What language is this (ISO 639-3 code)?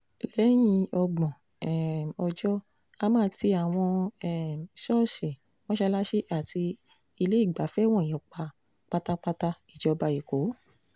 yor